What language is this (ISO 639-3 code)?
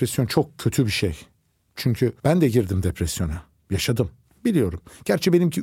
tur